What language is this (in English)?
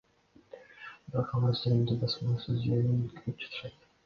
Kyrgyz